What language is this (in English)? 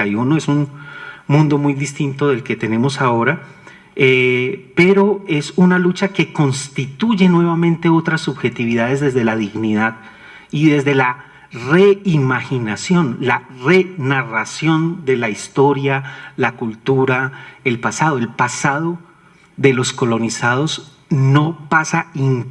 Spanish